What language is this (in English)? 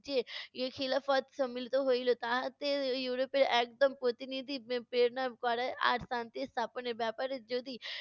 Bangla